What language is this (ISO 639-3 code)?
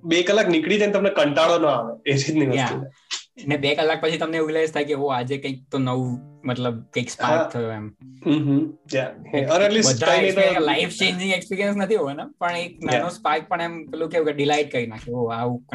guj